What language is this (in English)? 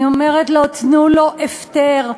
Hebrew